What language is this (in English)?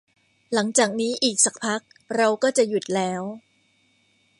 Thai